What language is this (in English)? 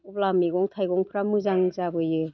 Bodo